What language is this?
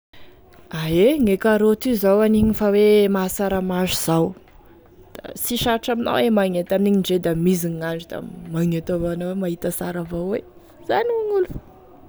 Tesaka Malagasy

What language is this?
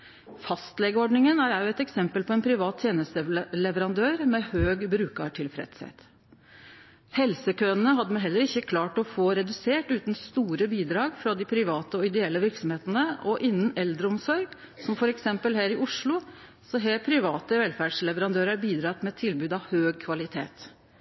Norwegian Nynorsk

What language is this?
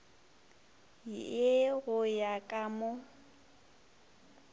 Northern Sotho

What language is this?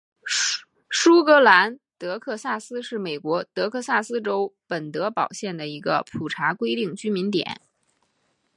Chinese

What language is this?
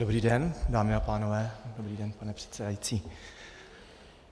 Czech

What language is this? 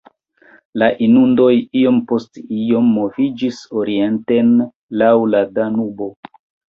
Esperanto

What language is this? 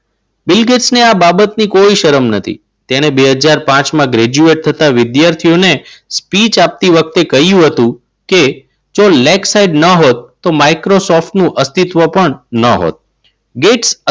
Gujarati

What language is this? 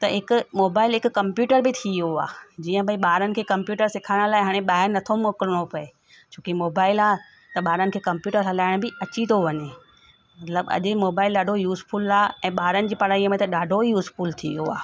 Sindhi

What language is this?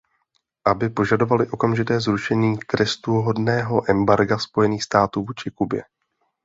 Czech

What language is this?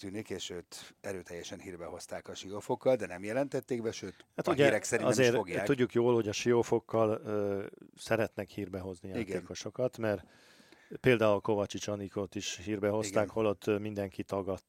Hungarian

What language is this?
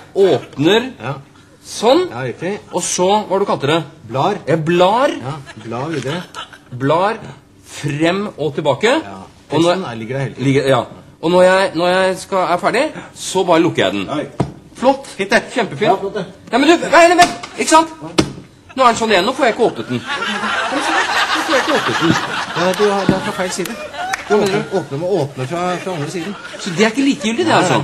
Norwegian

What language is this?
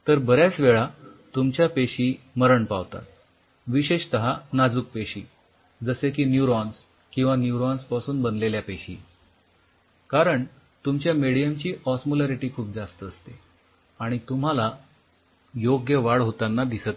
Marathi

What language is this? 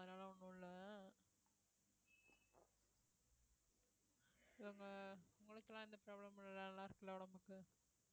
Tamil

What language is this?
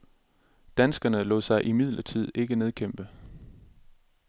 Danish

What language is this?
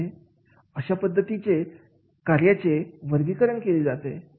Marathi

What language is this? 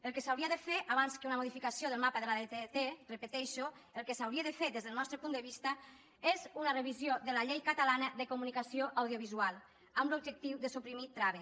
Catalan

